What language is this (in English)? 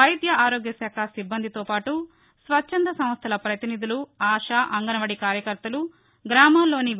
Telugu